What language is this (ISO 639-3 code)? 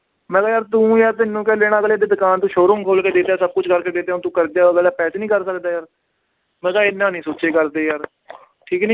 pan